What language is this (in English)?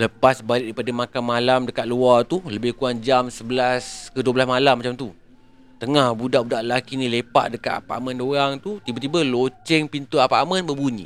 Malay